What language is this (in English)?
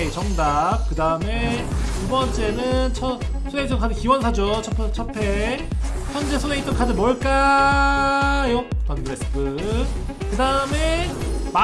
Korean